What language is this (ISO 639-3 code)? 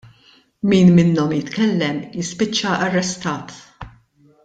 mlt